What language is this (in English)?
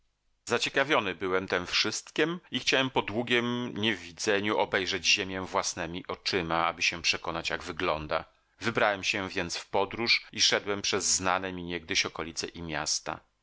Polish